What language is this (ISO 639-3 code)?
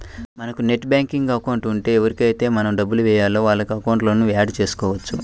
tel